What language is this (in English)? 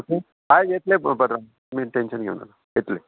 Konkani